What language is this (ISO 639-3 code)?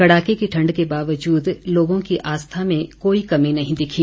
hin